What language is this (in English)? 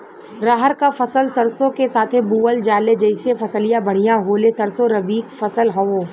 Bhojpuri